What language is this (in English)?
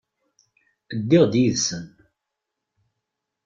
Kabyle